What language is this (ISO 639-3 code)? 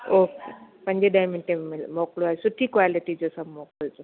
snd